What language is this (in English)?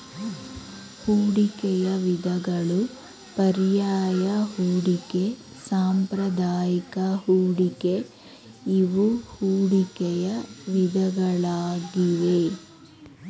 Kannada